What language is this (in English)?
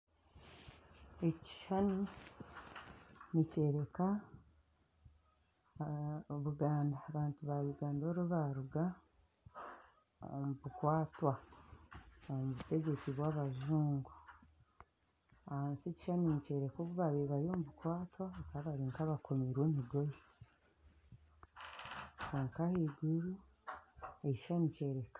Nyankole